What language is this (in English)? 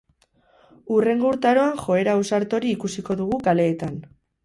Basque